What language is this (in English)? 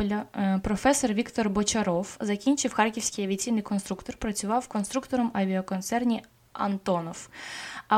Ukrainian